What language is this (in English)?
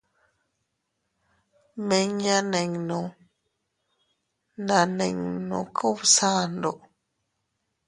Teutila Cuicatec